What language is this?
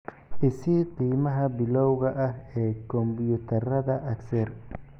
Somali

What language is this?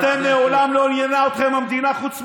Hebrew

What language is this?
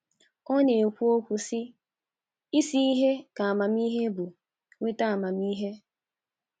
Igbo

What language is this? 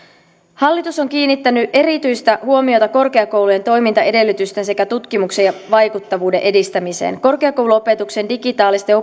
Finnish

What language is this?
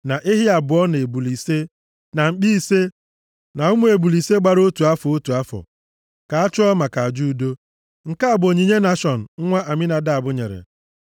Igbo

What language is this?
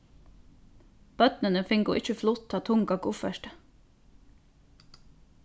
Faroese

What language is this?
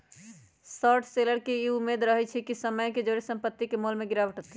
Magahi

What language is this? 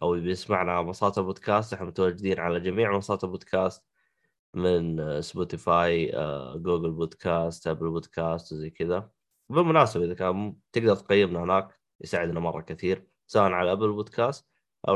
Arabic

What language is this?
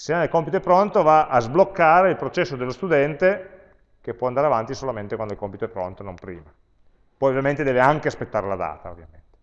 Italian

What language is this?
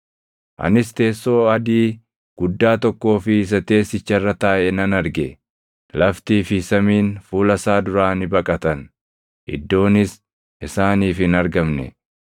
Oromo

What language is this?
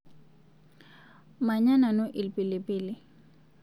Masai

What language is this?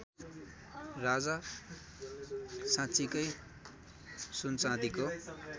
Nepali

